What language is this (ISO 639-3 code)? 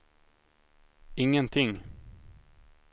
swe